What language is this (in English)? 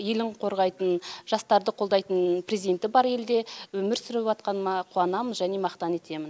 Kazakh